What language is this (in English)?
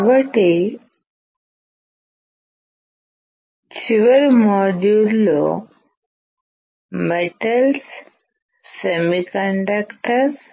Telugu